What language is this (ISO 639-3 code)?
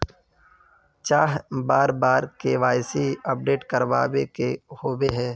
mag